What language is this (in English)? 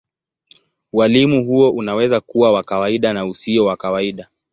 Swahili